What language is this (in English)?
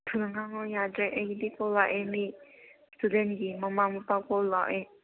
Manipuri